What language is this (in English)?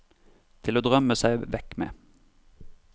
Norwegian